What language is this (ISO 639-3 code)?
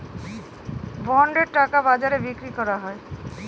ben